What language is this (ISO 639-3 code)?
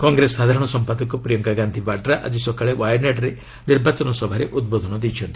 ori